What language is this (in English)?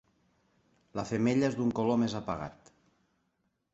Catalan